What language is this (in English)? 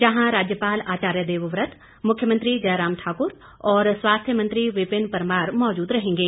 Hindi